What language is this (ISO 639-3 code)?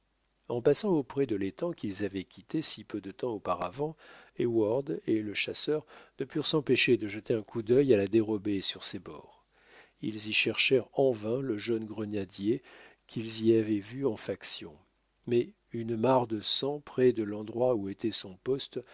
fra